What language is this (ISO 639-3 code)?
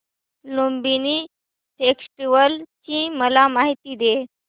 mar